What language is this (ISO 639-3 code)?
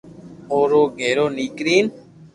lrk